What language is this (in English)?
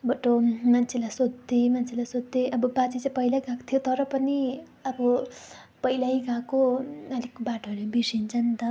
Nepali